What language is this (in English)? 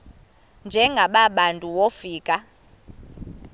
Xhosa